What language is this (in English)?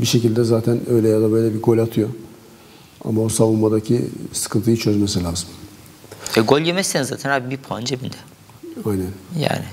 Turkish